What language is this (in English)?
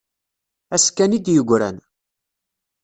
Kabyle